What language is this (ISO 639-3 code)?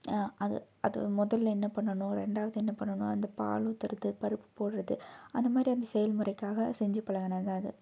tam